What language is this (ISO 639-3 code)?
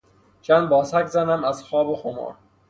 fas